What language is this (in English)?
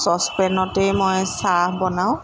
Assamese